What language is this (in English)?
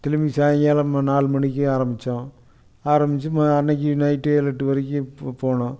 Tamil